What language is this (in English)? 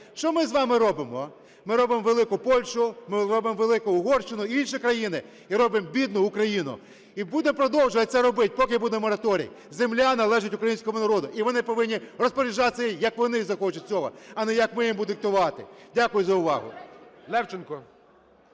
Ukrainian